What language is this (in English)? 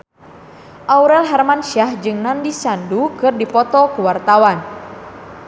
Sundanese